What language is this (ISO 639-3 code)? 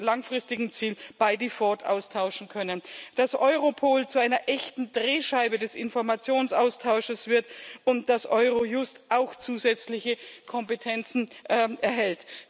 deu